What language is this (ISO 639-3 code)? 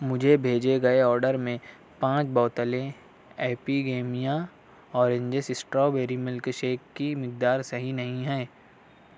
urd